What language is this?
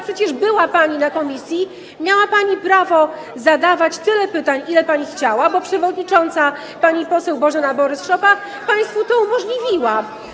Polish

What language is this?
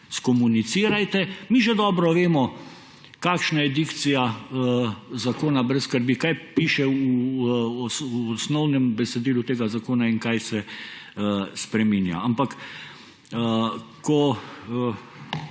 Slovenian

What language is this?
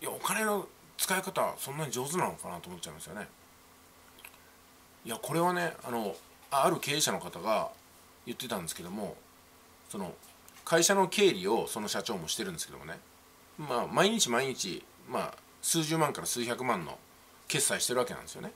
Japanese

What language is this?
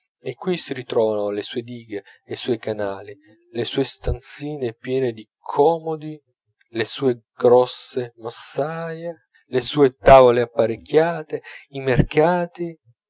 Italian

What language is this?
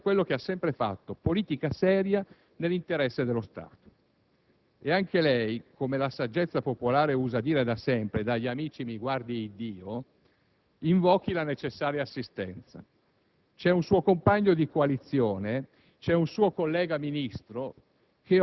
Italian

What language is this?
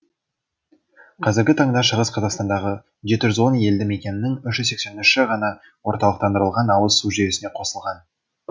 Kazakh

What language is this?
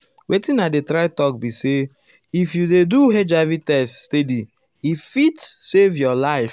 Nigerian Pidgin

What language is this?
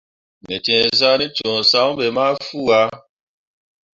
Mundang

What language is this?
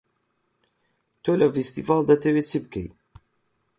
Central Kurdish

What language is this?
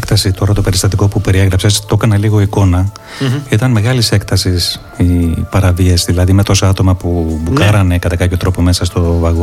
Greek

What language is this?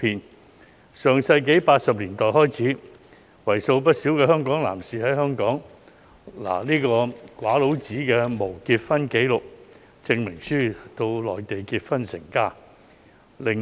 Cantonese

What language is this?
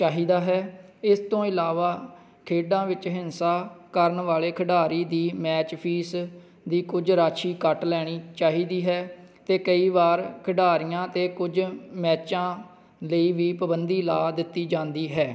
Punjabi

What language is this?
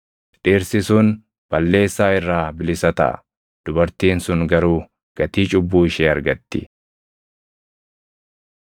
Oromo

